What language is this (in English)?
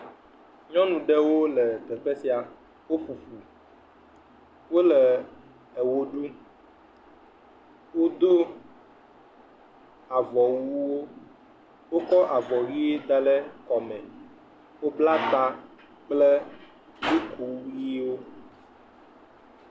Ewe